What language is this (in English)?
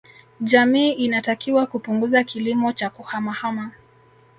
Swahili